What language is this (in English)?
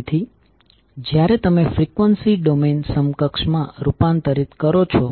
Gujarati